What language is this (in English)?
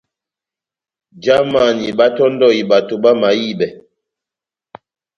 Batanga